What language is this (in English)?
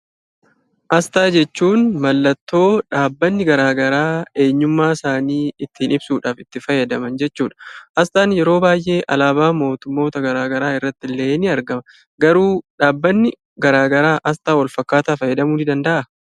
Oromo